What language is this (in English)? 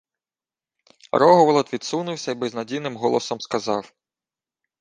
Ukrainian